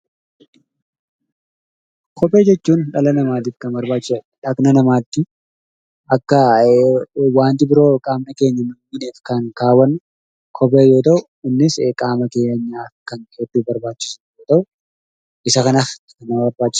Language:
Oromo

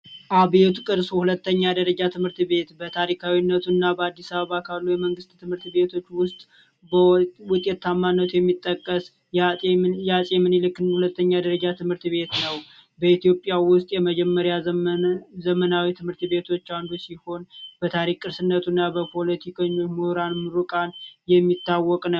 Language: Amharic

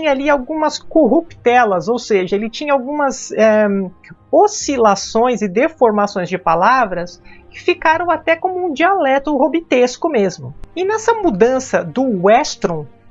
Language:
Portuguese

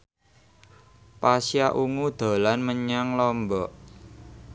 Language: Javanese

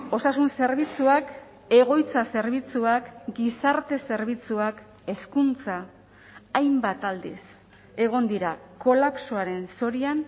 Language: Basque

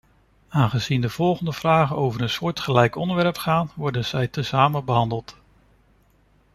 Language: Dutch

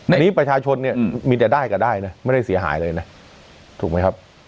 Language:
Thai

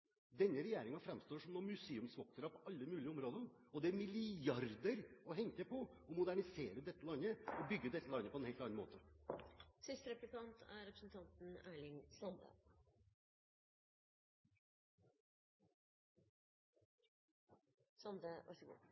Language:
Norwegian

